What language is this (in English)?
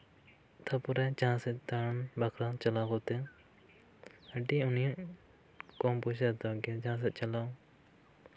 Santali